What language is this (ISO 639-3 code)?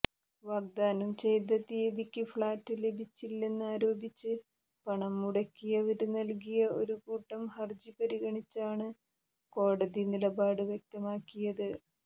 mal